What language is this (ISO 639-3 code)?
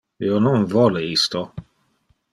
ina